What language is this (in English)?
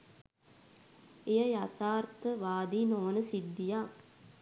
Sinhala